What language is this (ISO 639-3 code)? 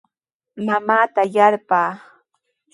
qws